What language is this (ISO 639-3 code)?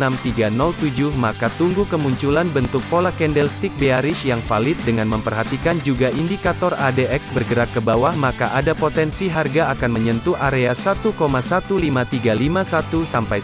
ind